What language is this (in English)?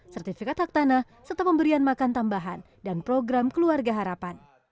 Indonesian